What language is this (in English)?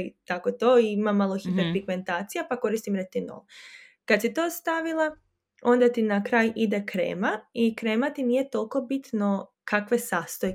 Croatian